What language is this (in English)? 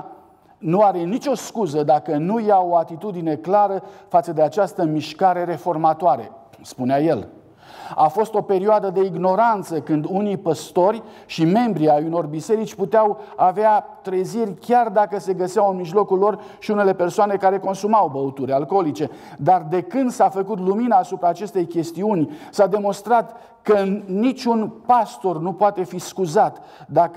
Romanian